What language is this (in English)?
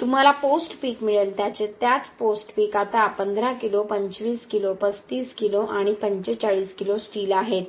Marathi